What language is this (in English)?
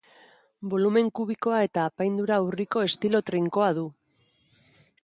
Basque